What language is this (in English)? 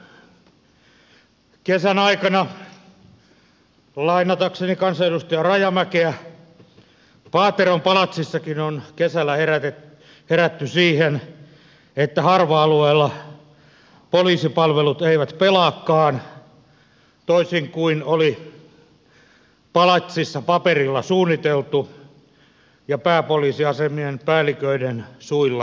Finnish